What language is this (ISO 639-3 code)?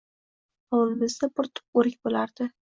uzb